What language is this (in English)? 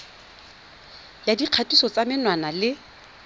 Tswana